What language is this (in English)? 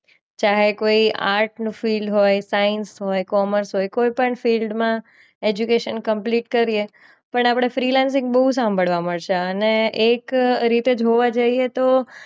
Gujarati